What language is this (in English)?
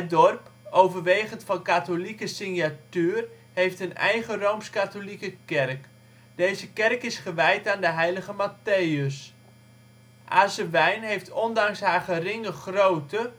Dutch